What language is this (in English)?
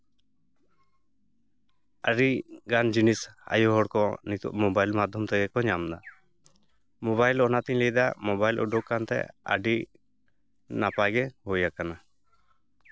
Santali